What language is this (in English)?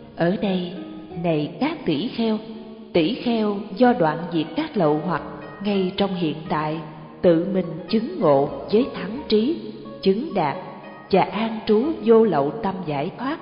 Vietnamese